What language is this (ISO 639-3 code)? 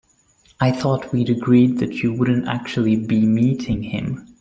eng